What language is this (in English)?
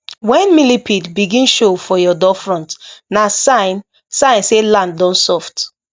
Nigerian Pidgin